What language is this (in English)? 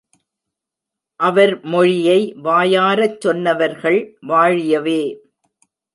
Tamil